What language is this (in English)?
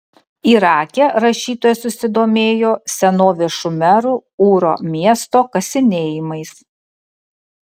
Lithuanian